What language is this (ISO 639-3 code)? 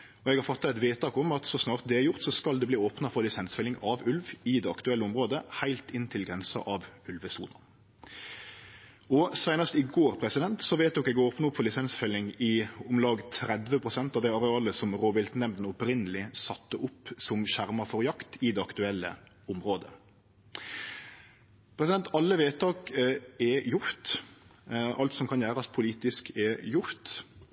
nno